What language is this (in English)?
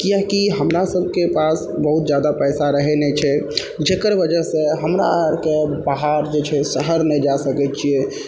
Maithili